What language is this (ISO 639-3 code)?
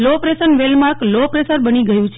guj